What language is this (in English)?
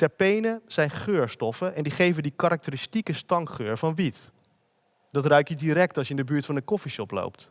Dutch